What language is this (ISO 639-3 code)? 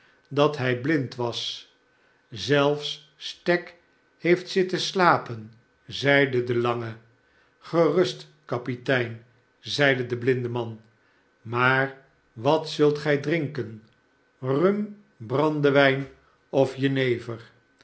nld